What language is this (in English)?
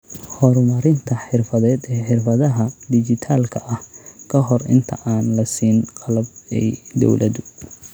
Somali